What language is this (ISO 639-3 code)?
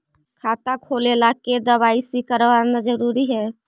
mag